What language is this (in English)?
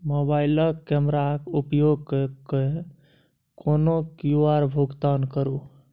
Maithili